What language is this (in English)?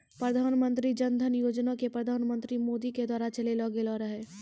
Maithili